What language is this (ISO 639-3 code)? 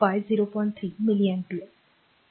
mar